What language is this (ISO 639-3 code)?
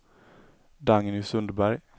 swe